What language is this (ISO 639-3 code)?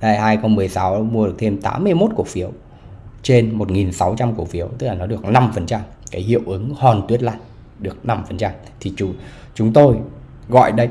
vie